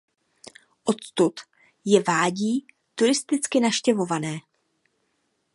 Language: Czech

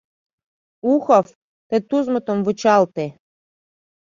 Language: Mari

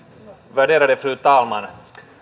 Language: Finnish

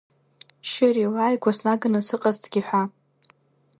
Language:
Abkhazian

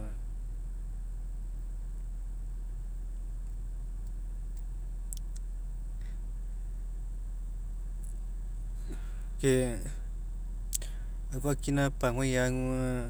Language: Mekeo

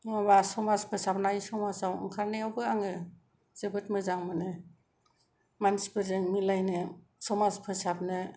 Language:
Bodo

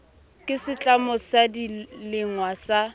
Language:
Southern Sotho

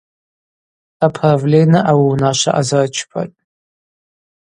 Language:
Abaza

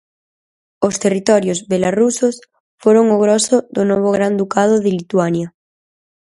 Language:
Galician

